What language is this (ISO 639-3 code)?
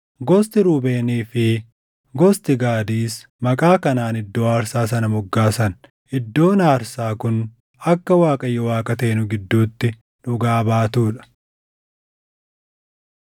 orm